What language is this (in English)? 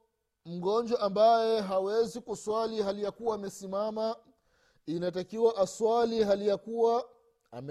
Swahili